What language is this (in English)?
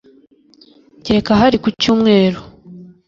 Kinyarwanda